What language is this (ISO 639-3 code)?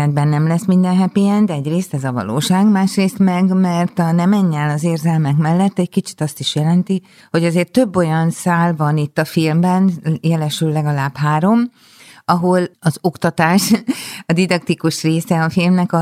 hun